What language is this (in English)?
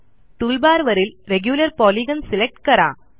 Marathi